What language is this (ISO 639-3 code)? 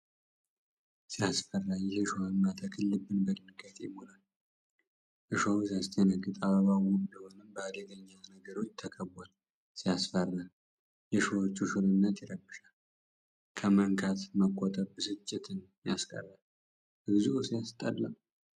amh